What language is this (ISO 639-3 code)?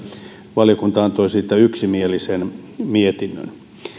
fin